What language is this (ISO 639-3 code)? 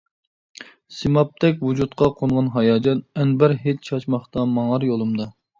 uig